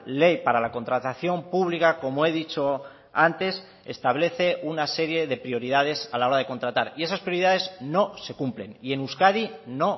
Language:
Spanish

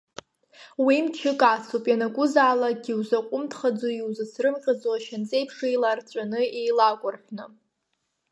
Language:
Abkhazian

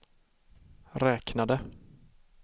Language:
Swedish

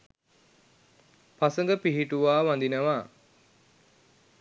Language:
Sinhala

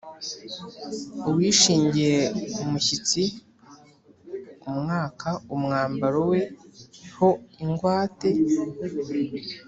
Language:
Kinyarwanda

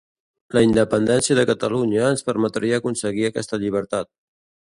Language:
Catalan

